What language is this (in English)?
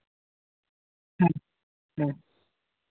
Santali